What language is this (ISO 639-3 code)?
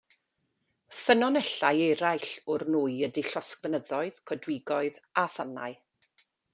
cym